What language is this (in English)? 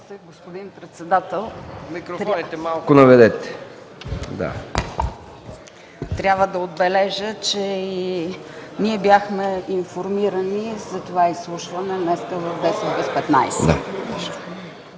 Bulgarian